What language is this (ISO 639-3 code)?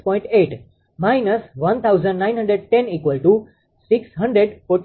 guj